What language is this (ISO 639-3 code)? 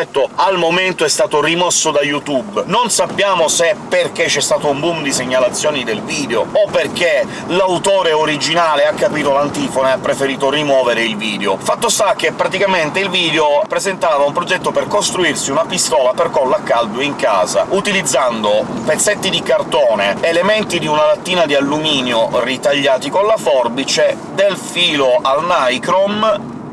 ita